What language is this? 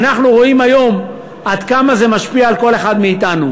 Hebrew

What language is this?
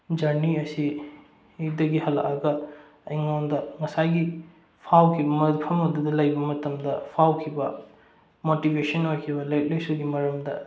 Manipuri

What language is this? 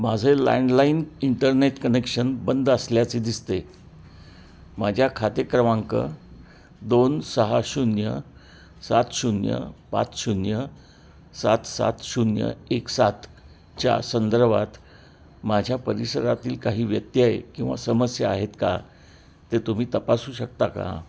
Marathi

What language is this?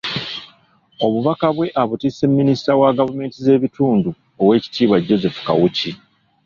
Ganda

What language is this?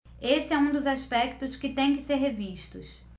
Portuguese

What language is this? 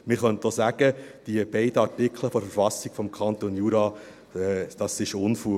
Swiss German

